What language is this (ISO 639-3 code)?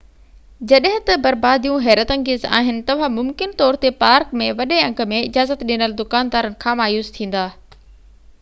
snd